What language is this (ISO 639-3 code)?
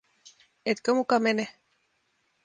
fin